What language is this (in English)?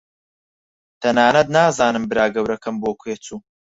Central Kurdish